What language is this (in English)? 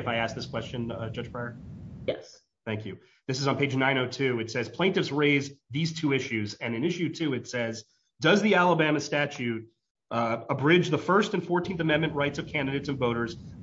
English